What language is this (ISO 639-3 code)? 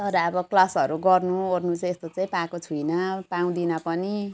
nep